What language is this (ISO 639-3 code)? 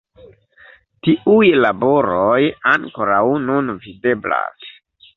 epo